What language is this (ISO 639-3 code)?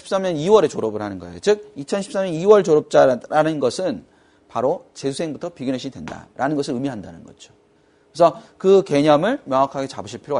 kor